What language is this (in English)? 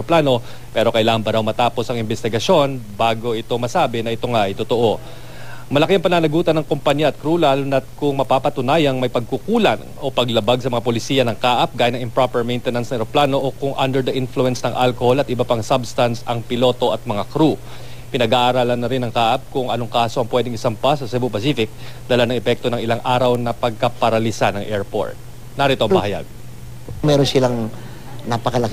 Filipino